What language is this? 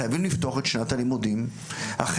Hebrew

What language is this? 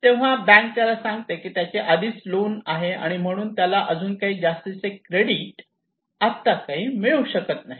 Marathi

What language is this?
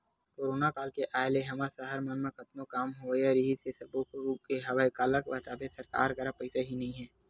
Chhattisgarhi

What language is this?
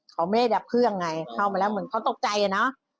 Thai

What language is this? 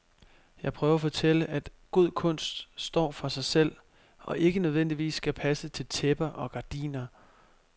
Danish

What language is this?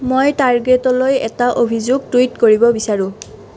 Assamese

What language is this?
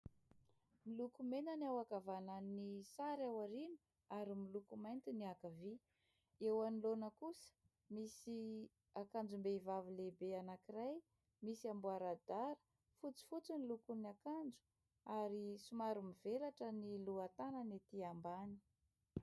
Malagasy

